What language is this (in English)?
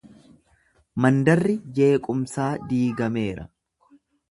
Oromo